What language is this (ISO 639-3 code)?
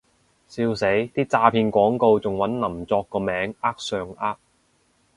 yue